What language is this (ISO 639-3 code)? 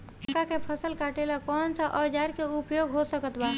bho